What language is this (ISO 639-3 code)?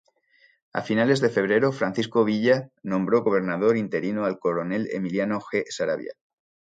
spa